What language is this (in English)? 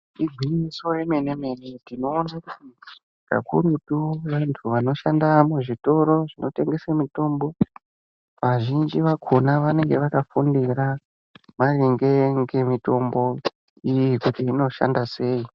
Ndau